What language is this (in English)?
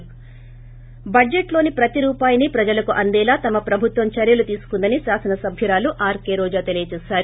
Telugu